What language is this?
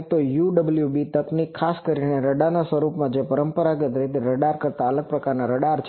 Gujarati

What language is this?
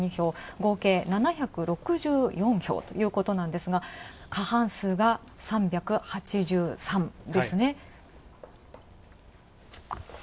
Japanese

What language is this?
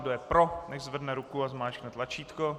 Czech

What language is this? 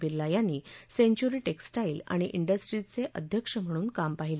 Marathi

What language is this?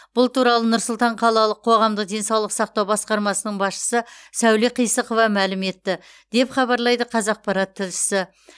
Kazakh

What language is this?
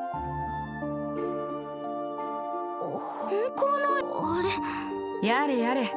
Japanese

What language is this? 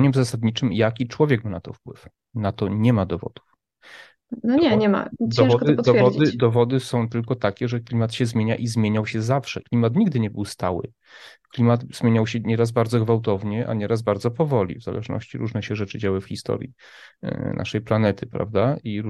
Polish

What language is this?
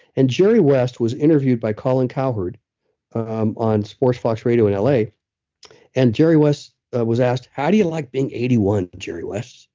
English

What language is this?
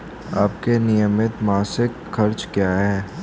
Hindi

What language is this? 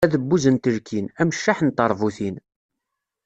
Kabyle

